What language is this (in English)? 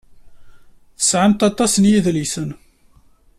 Kabyle